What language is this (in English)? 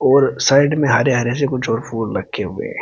Hindi